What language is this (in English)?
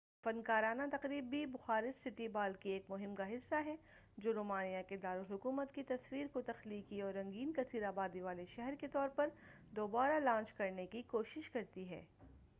Urdu